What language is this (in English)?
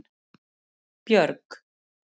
Icelandic